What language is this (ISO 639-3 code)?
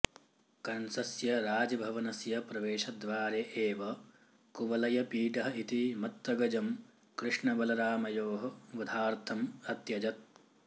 san